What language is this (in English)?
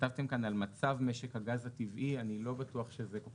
Hebrew